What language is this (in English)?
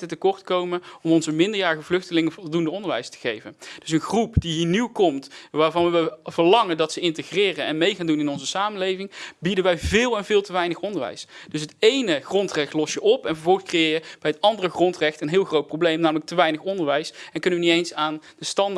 Dutch